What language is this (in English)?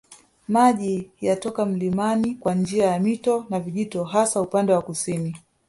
Swahili